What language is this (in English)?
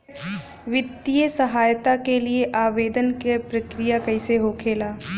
Bhojpuri